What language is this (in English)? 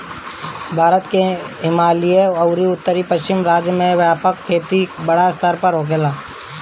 Bhojpuri